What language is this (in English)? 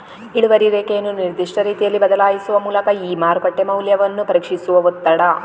Kannada